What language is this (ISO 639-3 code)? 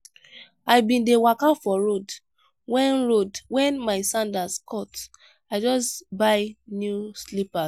pcm